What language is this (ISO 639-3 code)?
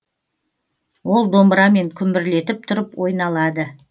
kaz